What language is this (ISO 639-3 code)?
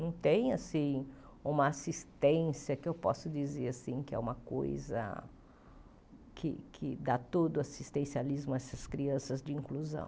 por